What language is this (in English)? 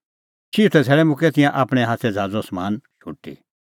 Kullu Pahari